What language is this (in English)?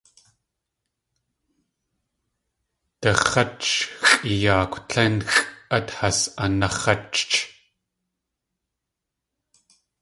Tlingit